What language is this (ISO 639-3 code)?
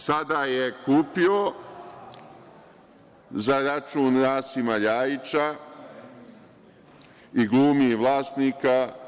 srp